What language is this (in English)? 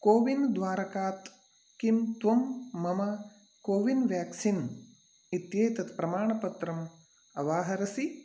Sanskrit